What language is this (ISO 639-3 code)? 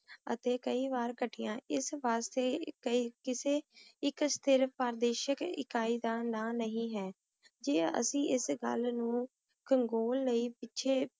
pan